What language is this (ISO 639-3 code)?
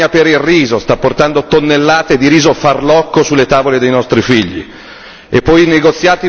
ita